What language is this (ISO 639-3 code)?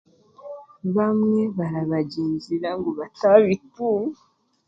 cgg